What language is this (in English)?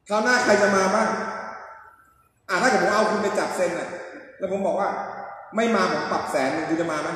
Thai